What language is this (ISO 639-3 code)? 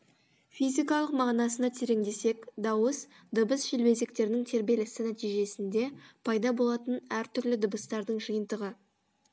kaz